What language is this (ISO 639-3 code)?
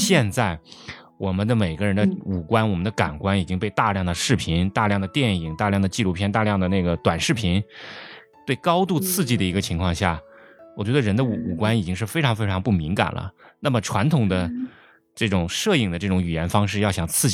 zho